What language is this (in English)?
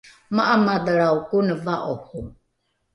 Rukai